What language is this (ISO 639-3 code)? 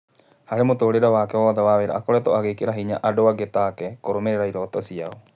kik